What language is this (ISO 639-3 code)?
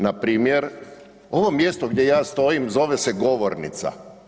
hrv